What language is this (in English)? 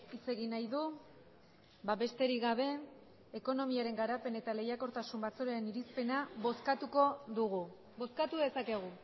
Basque